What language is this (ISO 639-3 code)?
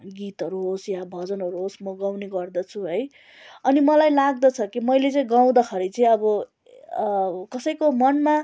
nep